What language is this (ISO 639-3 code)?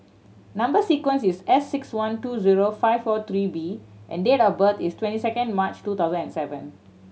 eng